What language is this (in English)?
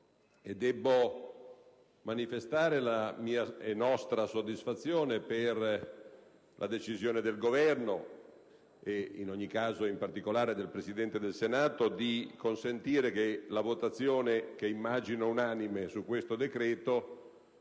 Italian